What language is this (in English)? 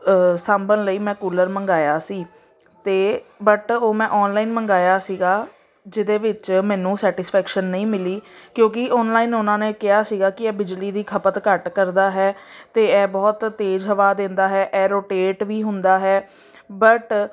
Punjabi